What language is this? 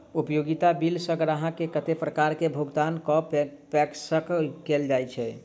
Maithili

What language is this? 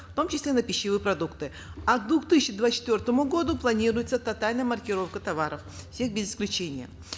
Kazakh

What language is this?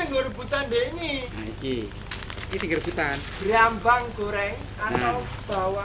Indonesian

